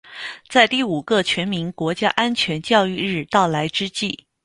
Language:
Chinese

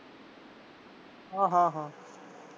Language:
Punjabi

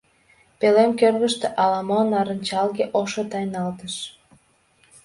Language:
Mari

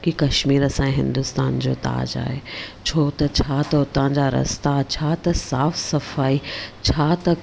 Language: Sindhi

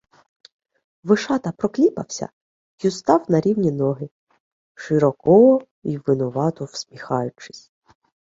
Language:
Ukrainian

